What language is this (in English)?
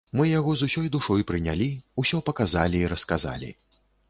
Belarusian